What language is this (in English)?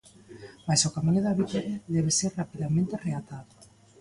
Galician